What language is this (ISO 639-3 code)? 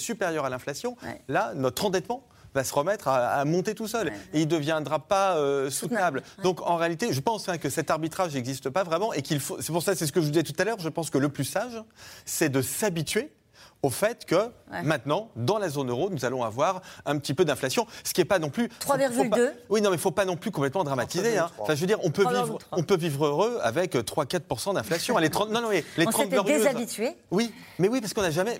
fra